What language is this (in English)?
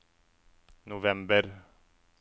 Norwegian